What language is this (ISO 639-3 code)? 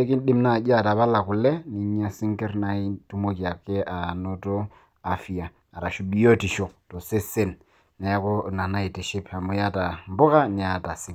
mas